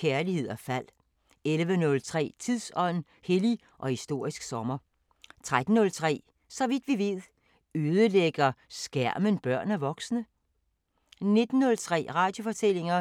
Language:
Danish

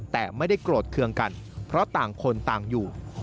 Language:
Thai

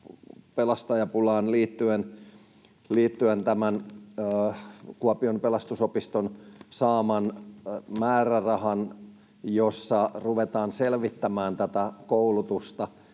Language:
Finnish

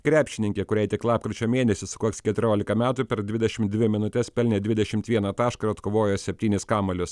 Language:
Lithuanian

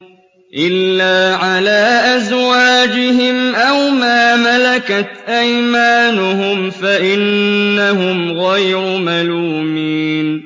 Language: Arabic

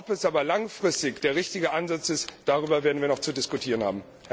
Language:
German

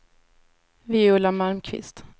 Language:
Swedish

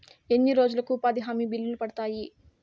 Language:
Telugu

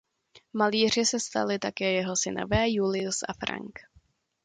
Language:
Czech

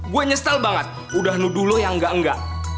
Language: Indonesian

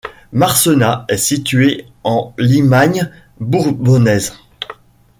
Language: French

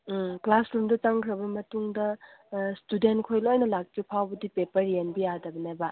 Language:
Manipuri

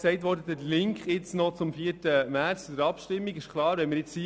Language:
Swiss German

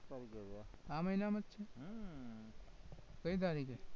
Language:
Gujarati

